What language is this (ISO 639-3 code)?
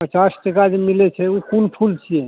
mai